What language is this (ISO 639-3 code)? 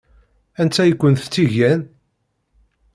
kab